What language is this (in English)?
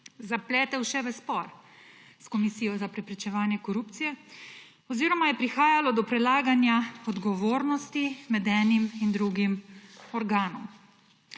Slovenian